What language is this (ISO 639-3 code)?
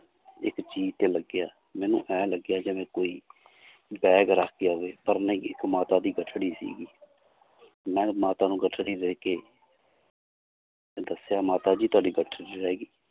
pan